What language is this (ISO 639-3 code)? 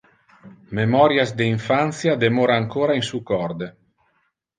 ina